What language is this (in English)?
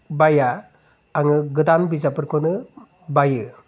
Bodo